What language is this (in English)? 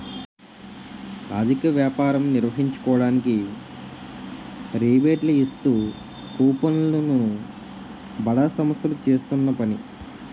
Telugu